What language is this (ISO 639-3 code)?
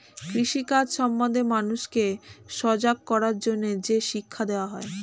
ben